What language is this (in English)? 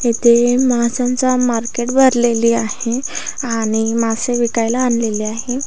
Marathi